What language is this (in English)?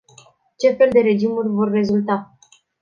Romanian